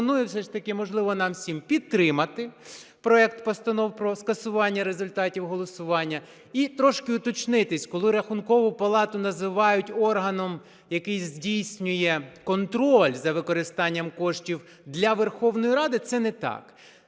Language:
Ukrainian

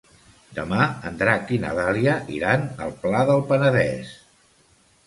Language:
Catalan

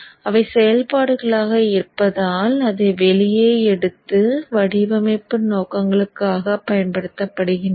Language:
Tamil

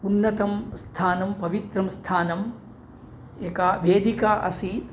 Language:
Sanskrit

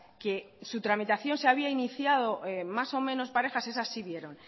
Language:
Spanish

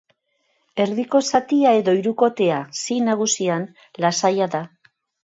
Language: Basque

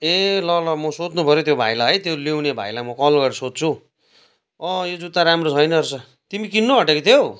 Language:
Nepali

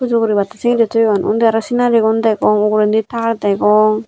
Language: Chakma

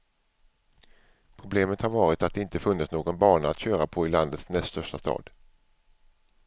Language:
Swedish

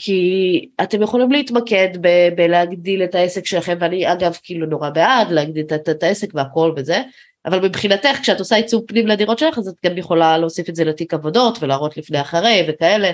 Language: Hebrew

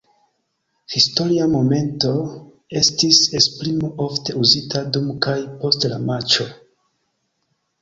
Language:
Esperanto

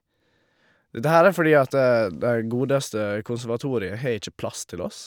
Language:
Norwegian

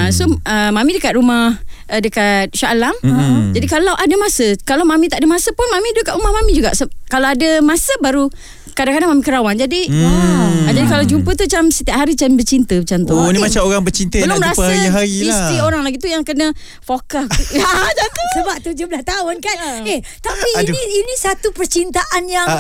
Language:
Malay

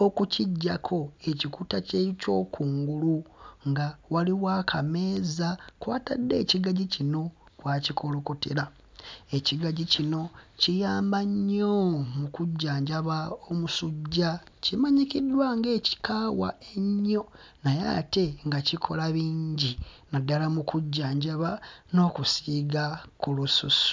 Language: Ganda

